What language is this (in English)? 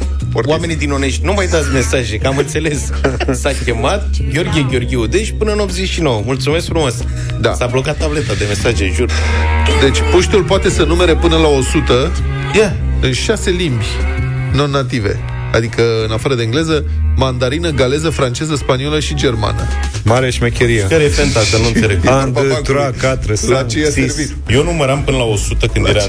Romanian